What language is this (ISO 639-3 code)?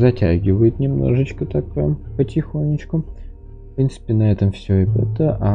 rus